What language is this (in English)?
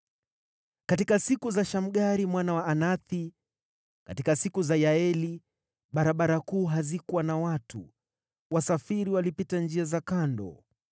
Swahili